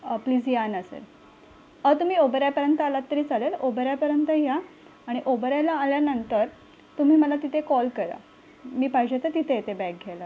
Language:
Marathi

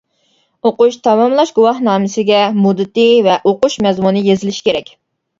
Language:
Uyghur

